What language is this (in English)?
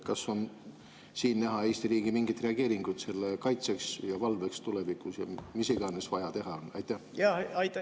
Estonian